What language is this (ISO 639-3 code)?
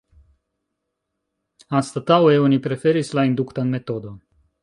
epo